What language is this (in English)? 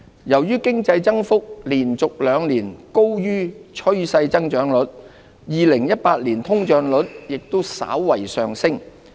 Cantonese